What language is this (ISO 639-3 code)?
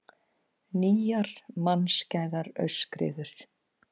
isl